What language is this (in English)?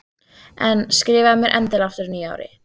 Icelandic